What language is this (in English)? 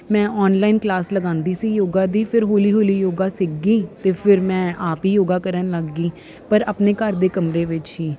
Punjabi